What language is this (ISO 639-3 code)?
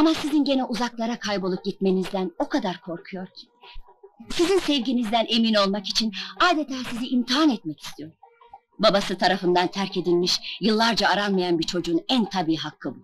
tur